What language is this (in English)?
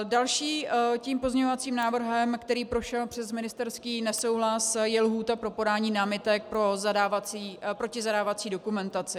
Czech